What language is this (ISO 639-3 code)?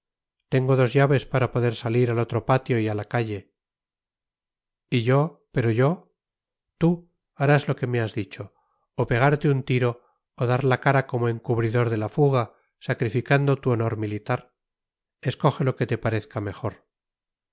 spa